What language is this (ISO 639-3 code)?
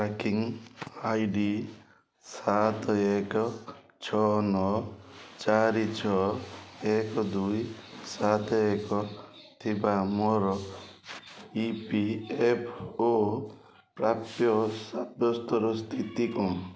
ori